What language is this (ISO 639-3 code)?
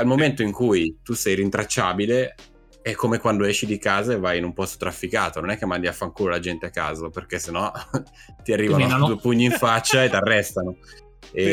ita